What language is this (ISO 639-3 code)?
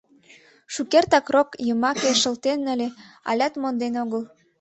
chm